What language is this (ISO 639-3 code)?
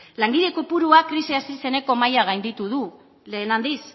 eus